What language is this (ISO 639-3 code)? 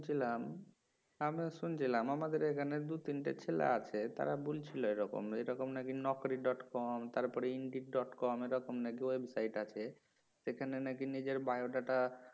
ben